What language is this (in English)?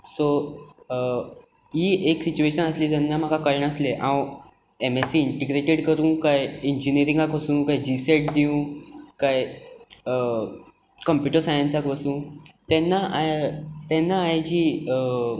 Konkani